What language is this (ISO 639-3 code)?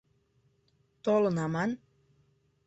chm